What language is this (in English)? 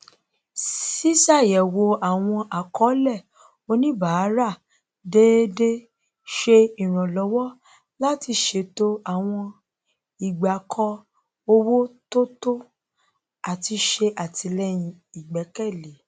Yoruba